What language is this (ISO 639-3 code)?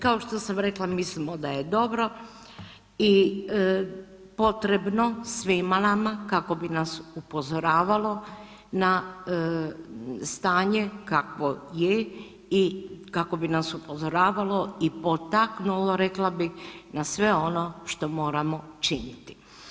hrv